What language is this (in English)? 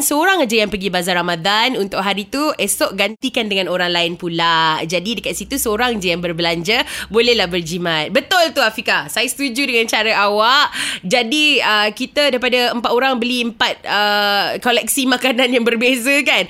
Malay